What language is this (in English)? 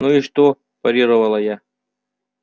Russian